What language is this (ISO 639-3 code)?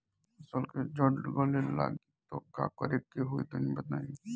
bho